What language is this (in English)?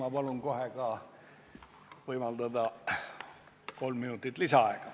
Estonian